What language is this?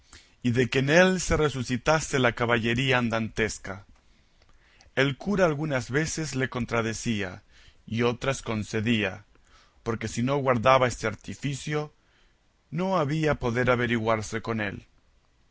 Spanish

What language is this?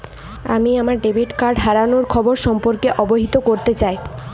Bangla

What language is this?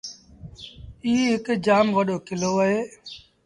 Sindhi Bhil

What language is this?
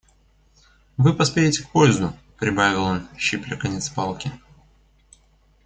Russian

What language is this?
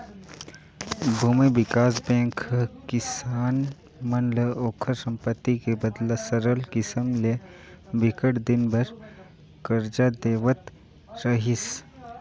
Chhattisgarhi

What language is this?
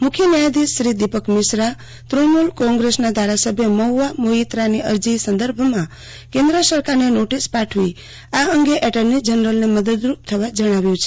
Gujarati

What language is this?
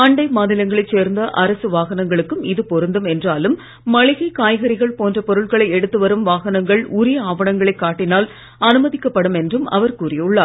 Tamil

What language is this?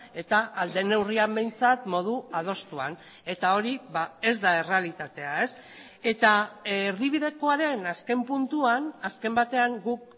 Basque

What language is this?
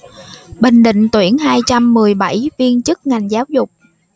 Vietnamese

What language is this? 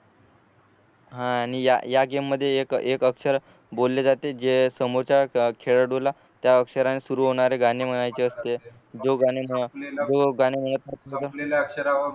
Marathi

